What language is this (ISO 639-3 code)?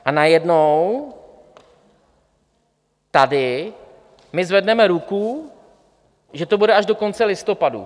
ces